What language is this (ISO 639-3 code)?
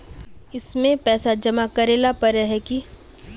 mag